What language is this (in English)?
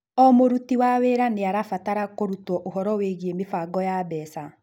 Kikuyu